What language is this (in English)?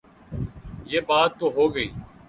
Urdu